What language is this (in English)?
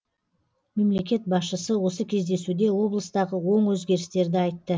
Kazakh